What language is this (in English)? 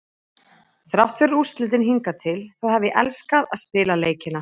Icelandic